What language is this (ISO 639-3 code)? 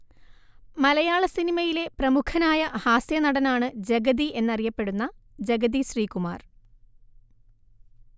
mal